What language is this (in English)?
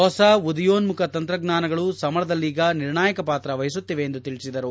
Kannada